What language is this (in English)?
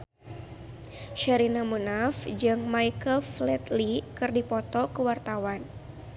Sundanese